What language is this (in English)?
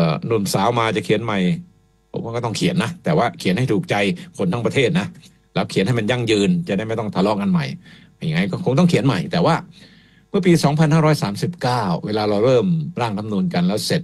Thai